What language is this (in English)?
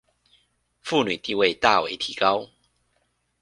Chinese